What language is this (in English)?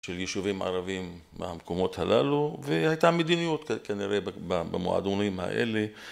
Hebrew